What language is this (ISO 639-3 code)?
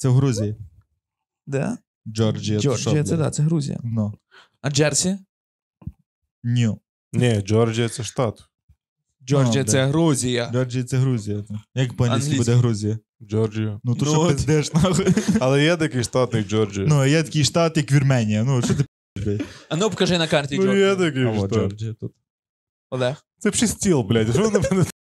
ukr